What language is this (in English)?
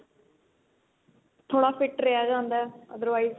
Punjabi